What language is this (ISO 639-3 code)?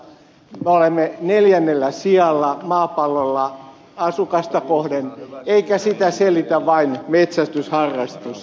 fin